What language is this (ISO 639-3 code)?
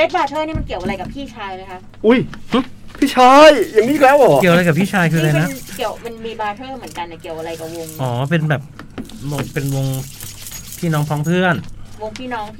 tha